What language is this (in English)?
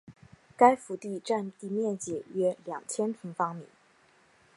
Chinese